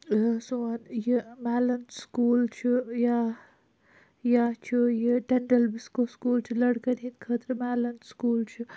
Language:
Kashmiri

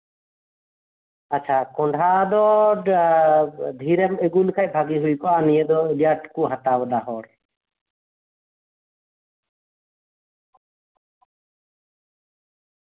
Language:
Santali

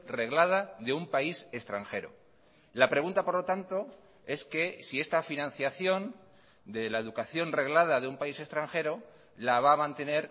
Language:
Spanish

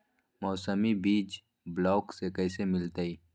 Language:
Magahi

